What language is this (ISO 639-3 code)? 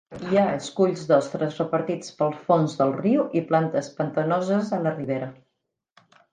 cat